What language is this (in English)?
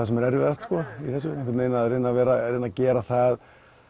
Icelandic